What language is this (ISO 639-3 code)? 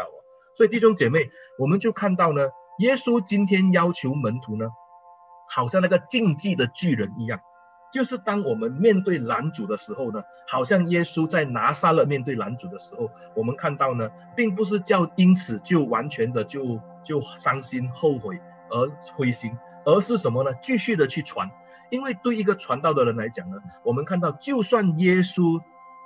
zho